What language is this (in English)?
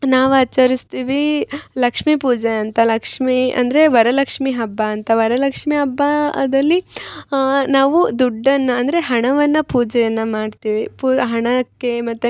Kannada